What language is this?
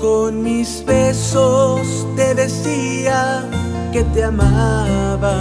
Spanish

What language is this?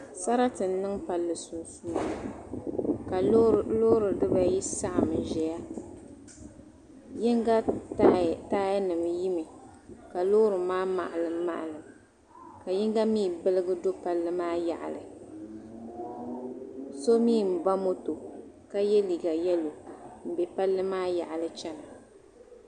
Dagbani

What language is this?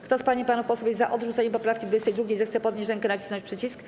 Polish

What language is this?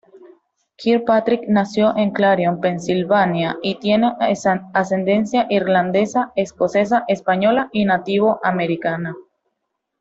Spanish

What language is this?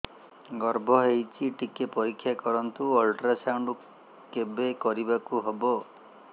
Odia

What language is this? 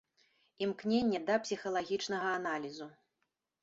Belarusian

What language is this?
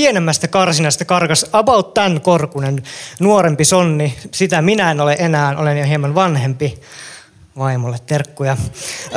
Finnish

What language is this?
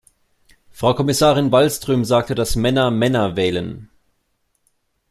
German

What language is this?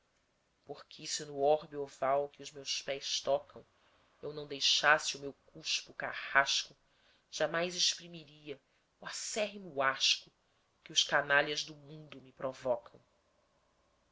Portuguese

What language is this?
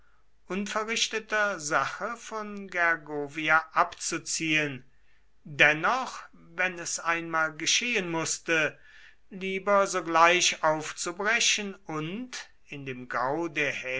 German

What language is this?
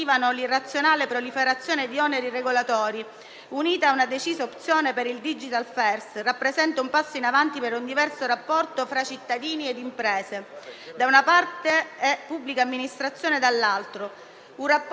Italian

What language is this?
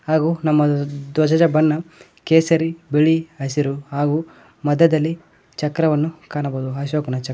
Kannada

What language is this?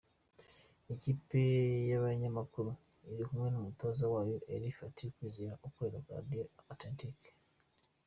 Kinyarwanda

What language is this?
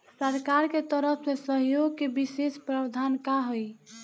Bhojpuri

